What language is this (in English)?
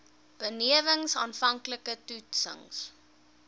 Afrikaans